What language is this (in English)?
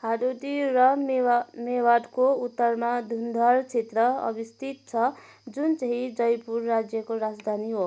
Nepali